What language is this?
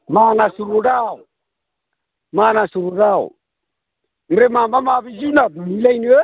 Bodo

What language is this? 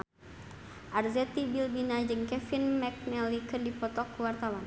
Sundanese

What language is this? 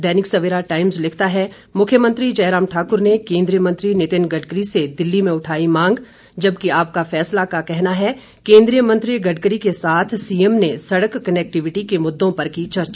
Hindi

